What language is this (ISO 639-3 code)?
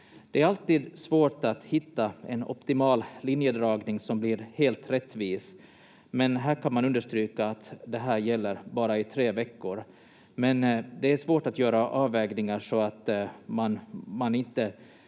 fin